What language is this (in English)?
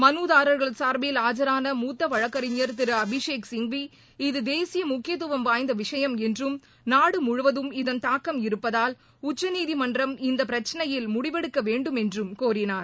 Tamil